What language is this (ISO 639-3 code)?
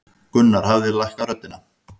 isl